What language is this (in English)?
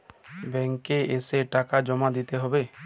Bangla